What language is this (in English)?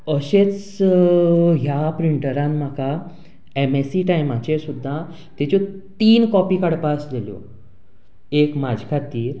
Konkani